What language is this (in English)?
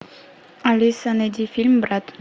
Russian